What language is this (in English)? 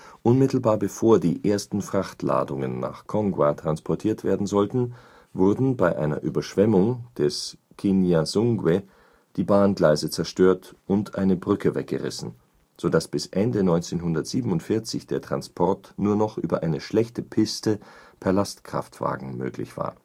German